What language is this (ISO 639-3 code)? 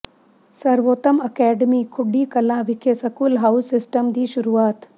pan